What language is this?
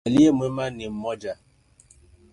Swahili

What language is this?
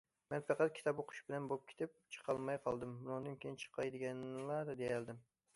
Uyghur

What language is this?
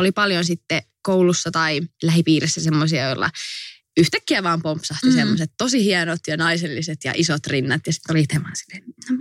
Finnish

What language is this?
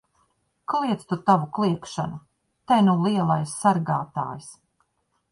Latvian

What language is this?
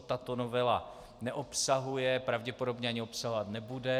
Czech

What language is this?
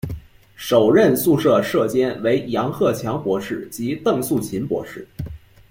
Chinese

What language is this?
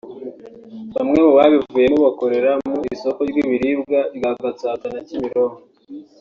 Kinyarwanda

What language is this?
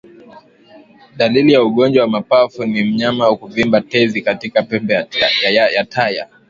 Swahili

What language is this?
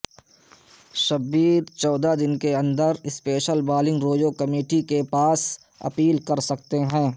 Urdu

